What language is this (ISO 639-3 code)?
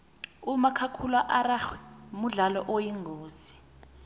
nbl